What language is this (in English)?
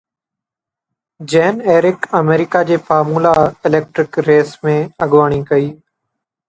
Sindhi